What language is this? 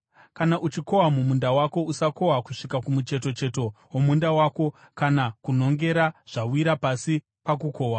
Shona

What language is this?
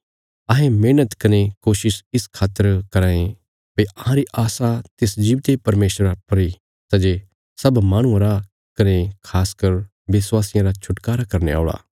Bilaspuri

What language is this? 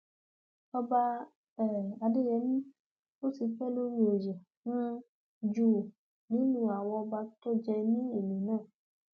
Yoruba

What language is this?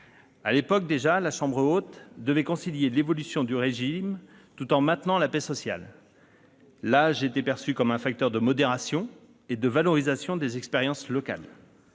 French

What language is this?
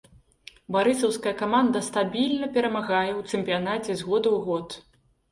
Belarusian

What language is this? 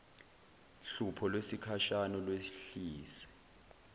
Zulu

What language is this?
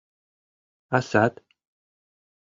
Mari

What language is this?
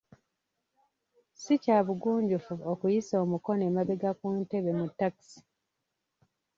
Ganda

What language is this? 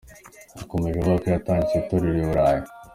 Kinyarwanda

